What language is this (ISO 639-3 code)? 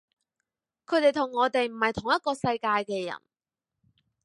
yue